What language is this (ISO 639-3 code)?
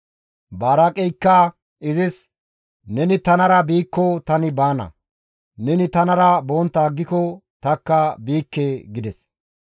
gmv